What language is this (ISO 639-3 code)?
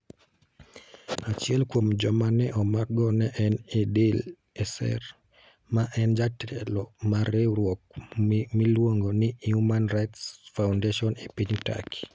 luo